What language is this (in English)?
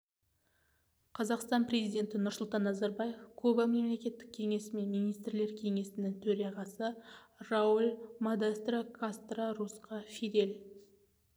Kazakh